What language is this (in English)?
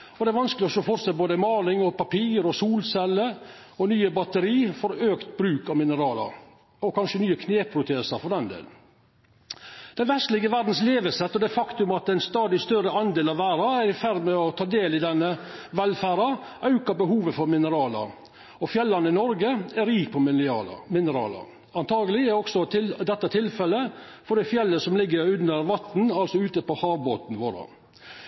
Norwegian Nynorsk